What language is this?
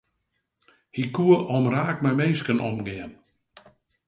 Western Frisian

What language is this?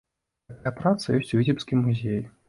Belarusian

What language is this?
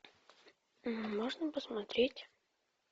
Russian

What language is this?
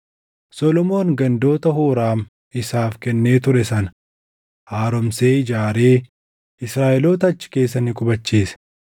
Oromo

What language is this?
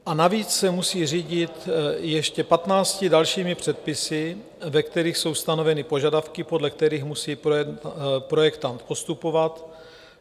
Czech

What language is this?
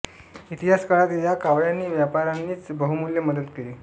Marathi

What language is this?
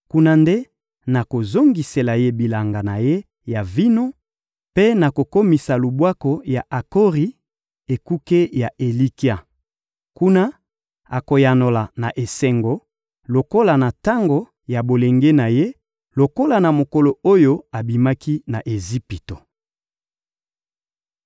Lingala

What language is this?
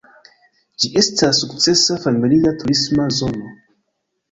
Esperanto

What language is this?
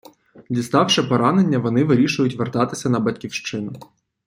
Ukrainian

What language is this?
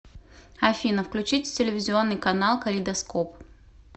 Russian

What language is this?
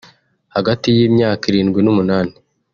Kinyarwanda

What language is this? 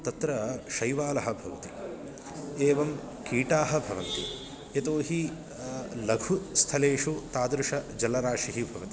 Sanskrit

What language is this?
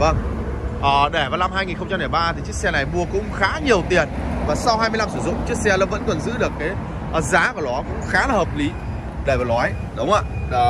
Vietnamese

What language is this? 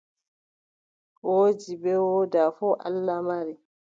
Adamawa Fulfulde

